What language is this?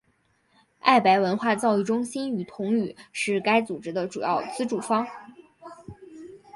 Chinese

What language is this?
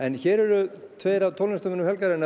Icelandic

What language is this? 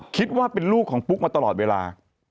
Thai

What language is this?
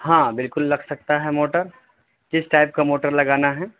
Urdu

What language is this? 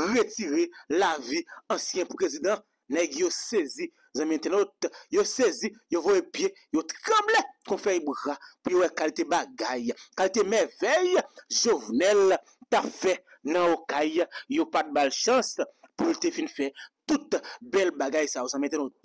French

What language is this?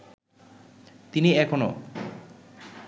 Bangla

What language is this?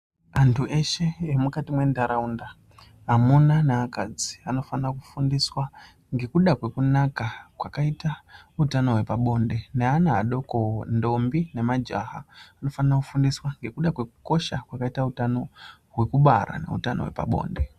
Ndau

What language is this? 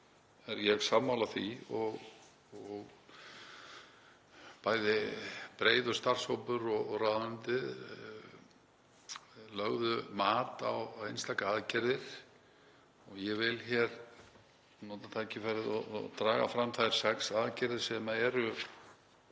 Icelandic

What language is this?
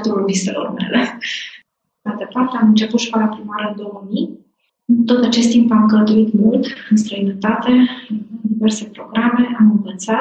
Romanian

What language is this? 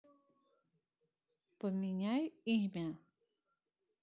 Russian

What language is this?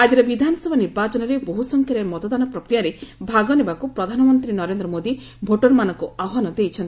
Odia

